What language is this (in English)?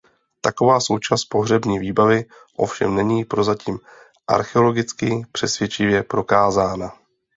Czech